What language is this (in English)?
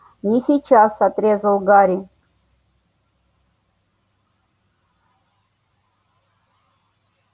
Russian